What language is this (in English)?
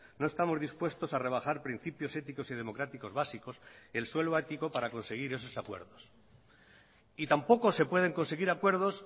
Spanish